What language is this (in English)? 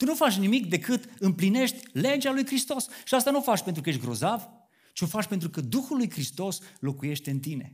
Romanian